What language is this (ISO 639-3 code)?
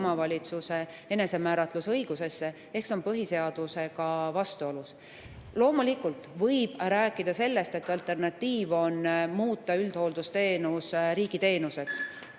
est